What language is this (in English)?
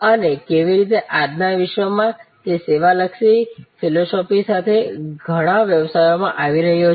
Gujarati